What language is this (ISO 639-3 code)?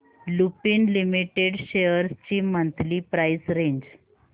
mar